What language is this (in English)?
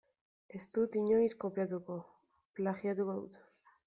Basque